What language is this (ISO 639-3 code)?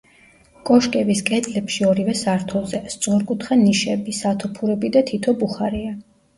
kat